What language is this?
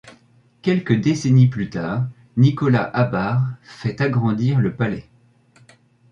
French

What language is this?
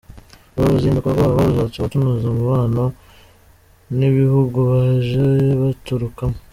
Kinyarwanda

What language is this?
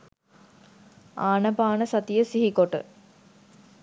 Sinhala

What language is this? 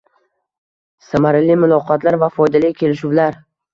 Uzbek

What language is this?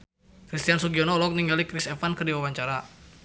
Sundanese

